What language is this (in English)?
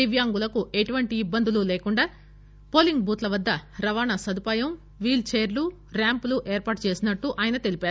Telugu